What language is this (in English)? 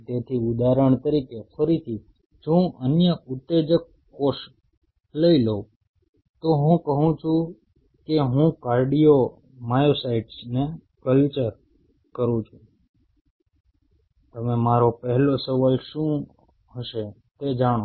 Gujarati